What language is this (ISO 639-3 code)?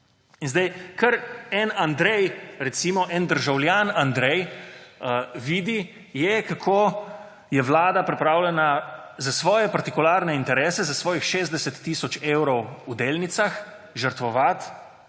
slv